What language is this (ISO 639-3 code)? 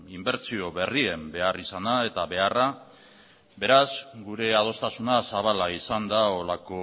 eus